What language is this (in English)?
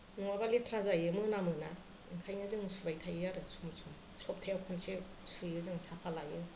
Bodo